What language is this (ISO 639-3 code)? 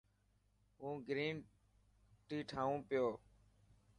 mki